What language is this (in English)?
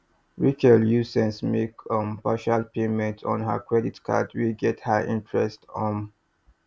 Nigerian Pidgin